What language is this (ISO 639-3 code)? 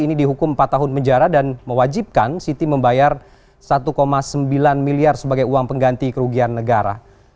ind